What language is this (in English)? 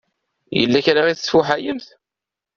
Kabyle